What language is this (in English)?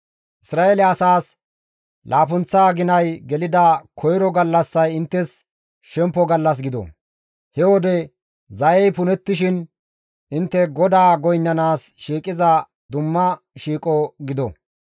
Gamo